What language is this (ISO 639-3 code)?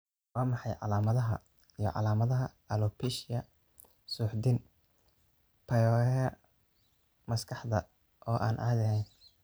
som